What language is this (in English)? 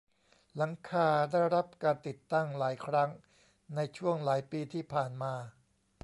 Thai